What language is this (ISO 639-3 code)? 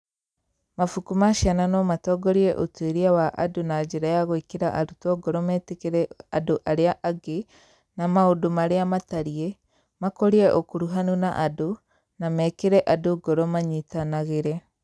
kik